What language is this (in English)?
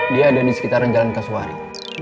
Indonesian